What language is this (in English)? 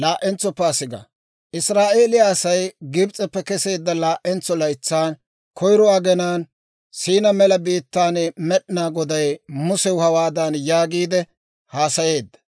Dawro